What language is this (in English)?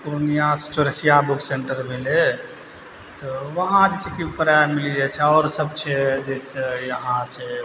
Maithili